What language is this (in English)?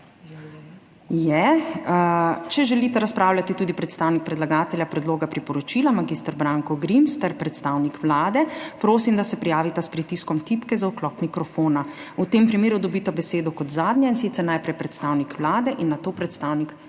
Slovenian